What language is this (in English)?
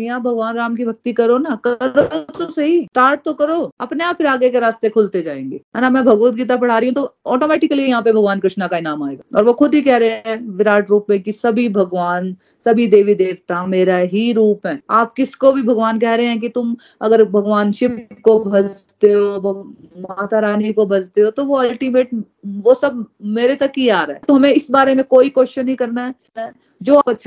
Hindi